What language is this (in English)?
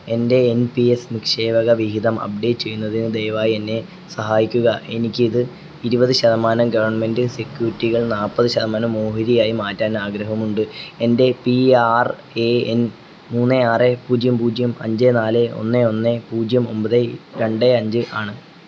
Malayalam